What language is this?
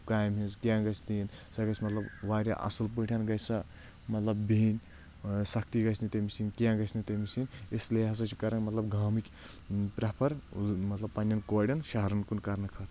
Kashmiri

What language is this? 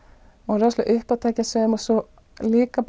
Icelandic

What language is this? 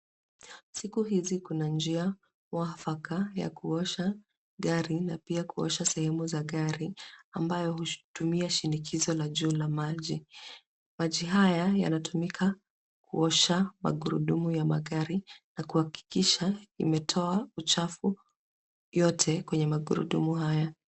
Swahili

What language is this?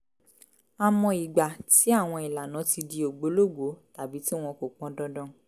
Yoruba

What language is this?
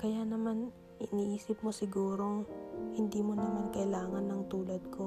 Filipino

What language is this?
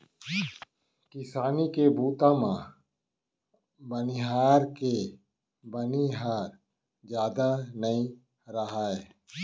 Chhattisgarhi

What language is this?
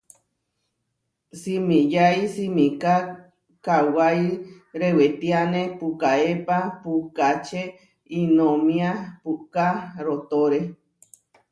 Huarijio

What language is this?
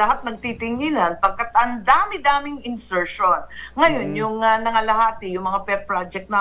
Filipino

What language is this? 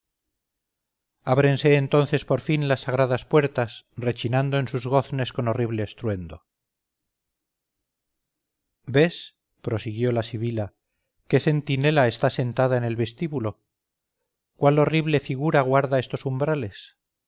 Spanish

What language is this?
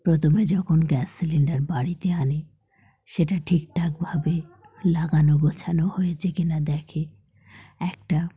Bangla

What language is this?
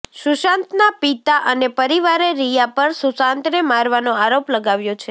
Gujarati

